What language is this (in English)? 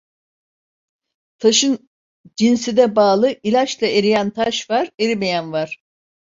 Turkish